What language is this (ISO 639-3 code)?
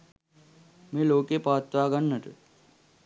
sin